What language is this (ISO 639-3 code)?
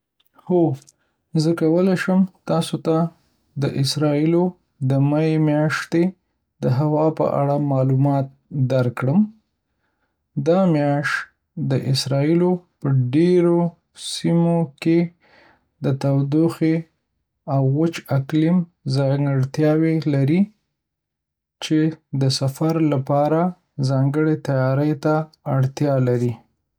pus